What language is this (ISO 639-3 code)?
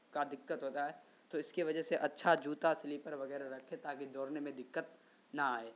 urd